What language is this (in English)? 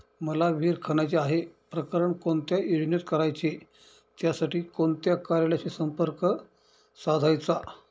Marathi